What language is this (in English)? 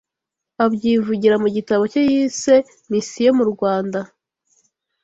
Kinyarwanda